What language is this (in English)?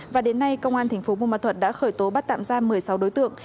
Vietnamese